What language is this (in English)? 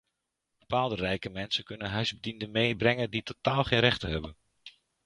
Dutch